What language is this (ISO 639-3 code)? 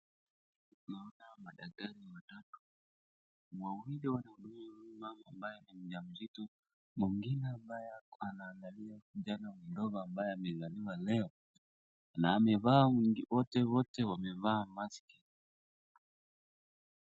swa